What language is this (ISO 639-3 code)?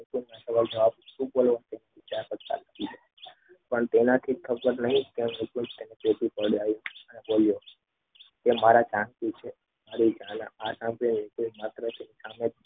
guj